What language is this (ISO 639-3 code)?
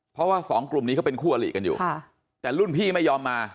tha